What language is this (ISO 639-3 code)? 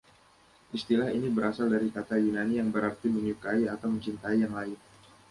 ind